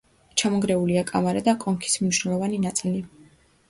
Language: Georgian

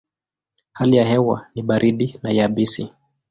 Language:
Swahili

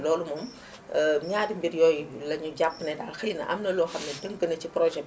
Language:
Wolof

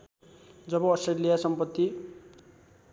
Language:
Nepali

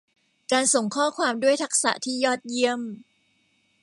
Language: Thai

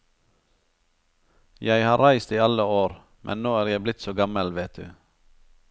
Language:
Norwegian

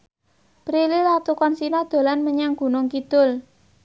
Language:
Javanese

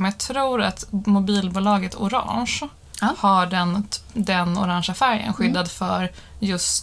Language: Swedish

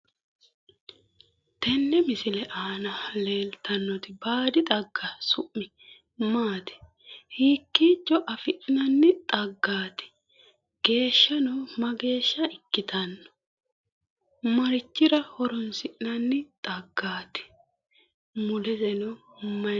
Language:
Sidamo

